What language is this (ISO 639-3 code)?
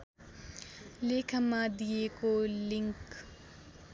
nep